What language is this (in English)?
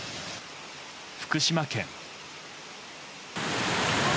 Japanese